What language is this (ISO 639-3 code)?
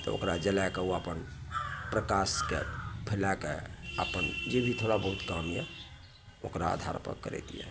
mai